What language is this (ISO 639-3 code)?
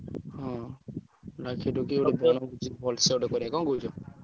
ori